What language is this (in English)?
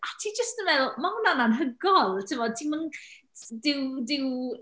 Welsh